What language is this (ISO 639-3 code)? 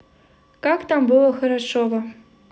rus